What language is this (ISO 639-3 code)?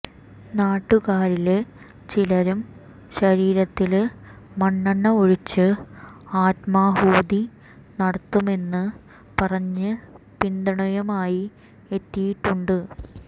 mal